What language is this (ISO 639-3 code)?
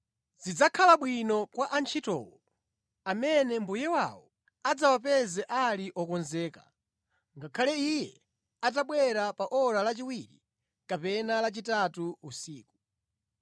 nya